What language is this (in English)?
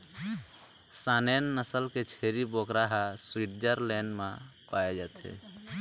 Chhattisgarhi